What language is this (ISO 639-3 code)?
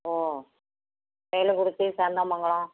tam